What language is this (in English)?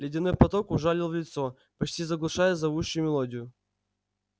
Russian